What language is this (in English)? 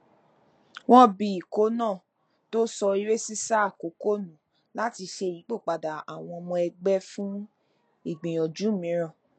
Yoruba